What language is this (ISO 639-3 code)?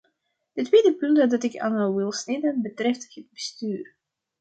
nld